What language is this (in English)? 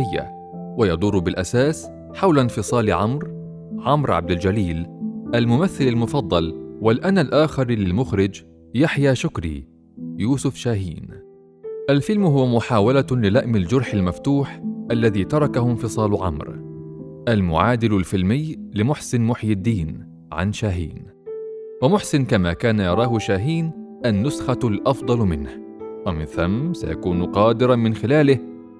Arabic